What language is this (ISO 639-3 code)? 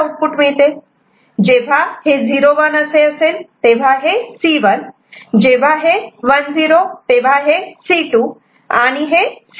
mar